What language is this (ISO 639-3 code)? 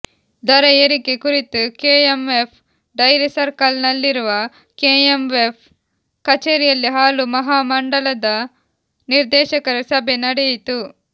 kan